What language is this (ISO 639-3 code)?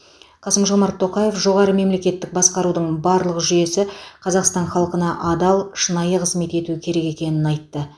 kaz